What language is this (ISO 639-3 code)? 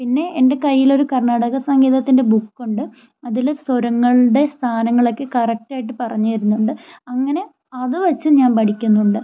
mal